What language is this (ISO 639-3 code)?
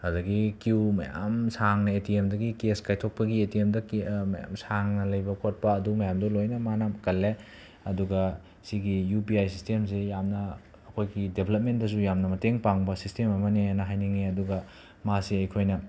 mni